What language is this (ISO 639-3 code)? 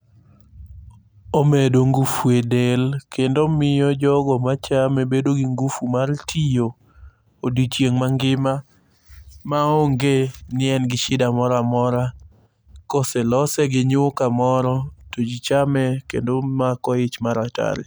luo